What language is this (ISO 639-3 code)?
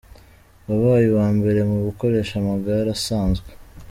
kin